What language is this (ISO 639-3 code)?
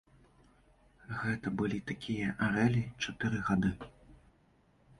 bel